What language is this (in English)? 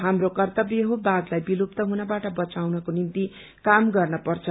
Nepali